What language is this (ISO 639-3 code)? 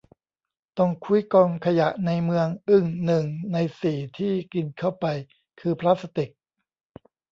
tha